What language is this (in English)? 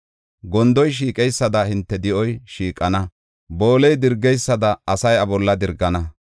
Gofa